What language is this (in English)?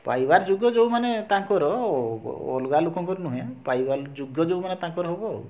Odia